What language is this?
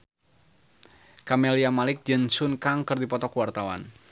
Sundanese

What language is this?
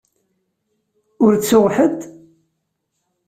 Kabyle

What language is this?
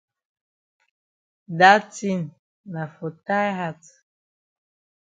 Cameroon Pidgin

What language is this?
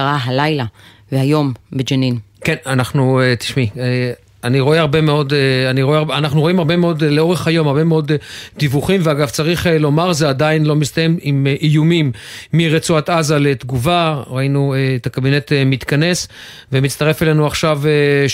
Hebrew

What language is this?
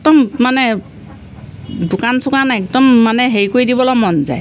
Assamese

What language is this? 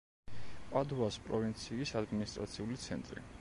Georgian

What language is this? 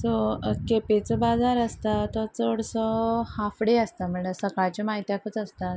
Konkani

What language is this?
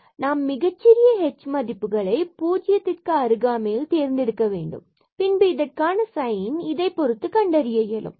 Tamil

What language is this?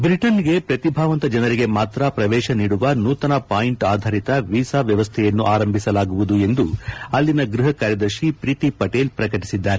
Kannada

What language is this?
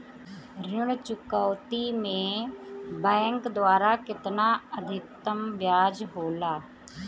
Bhojpuri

